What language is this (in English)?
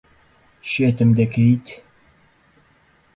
Central Kurdish